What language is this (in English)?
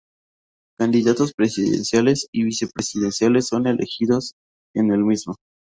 Spanish